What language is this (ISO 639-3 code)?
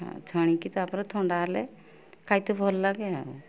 ori